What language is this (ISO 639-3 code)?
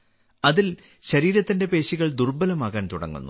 mal